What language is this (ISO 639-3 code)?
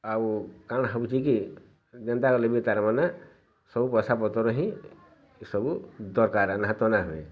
ori